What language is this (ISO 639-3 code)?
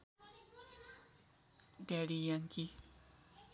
nep